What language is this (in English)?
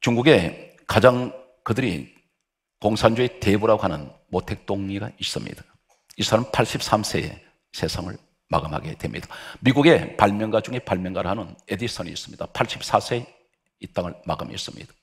Korean